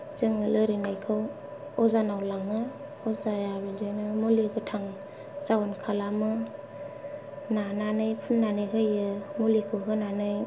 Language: Bodo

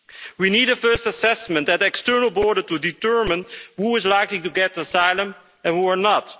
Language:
English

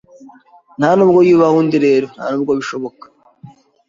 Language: Kinyarwanda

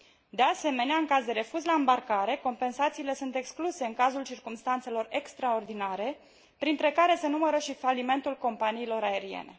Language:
Romanian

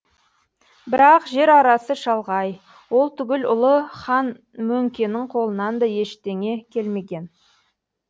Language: Kazakh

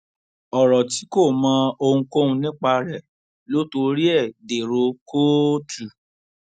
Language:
Yoruba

